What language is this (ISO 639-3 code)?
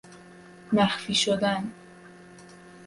fas